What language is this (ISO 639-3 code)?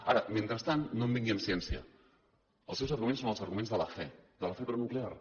cat